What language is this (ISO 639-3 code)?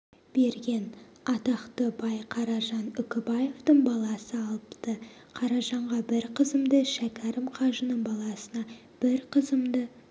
kaz